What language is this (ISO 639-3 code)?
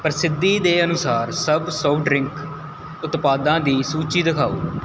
pan